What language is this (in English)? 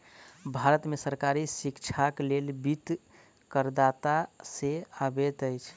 Maithili